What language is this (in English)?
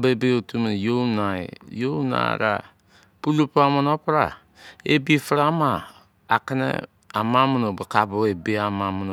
Izon